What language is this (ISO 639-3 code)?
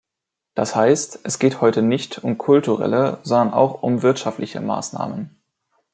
deu